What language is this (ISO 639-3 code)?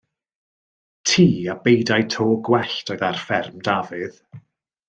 cym